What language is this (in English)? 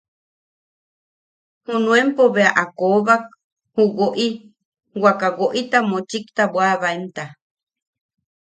Yaqui